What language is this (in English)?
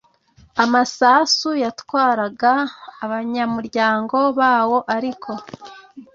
Kinyarwanda